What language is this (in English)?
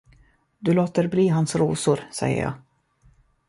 Swedish